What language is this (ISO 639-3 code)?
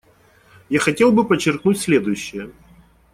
rus